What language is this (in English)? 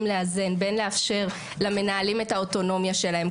Hebrew